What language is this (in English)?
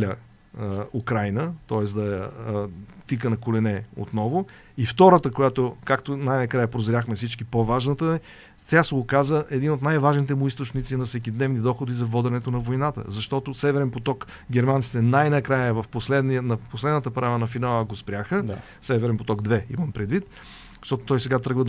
Bulgarian